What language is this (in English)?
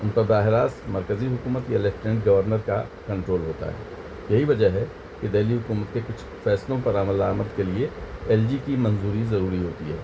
Urdu